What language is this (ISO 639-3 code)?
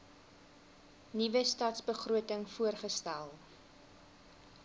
afr